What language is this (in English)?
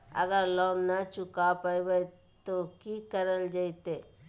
Magahi